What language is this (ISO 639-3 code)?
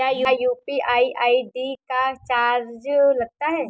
hin